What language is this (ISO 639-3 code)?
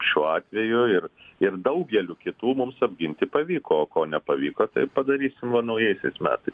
lit